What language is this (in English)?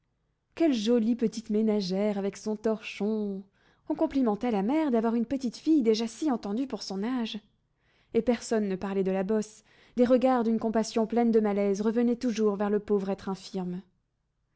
French